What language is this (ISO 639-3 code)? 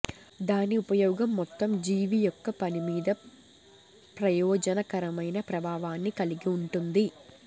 tel